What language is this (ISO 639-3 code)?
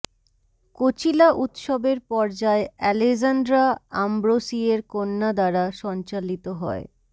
ben